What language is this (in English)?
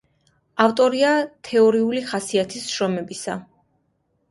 Georgian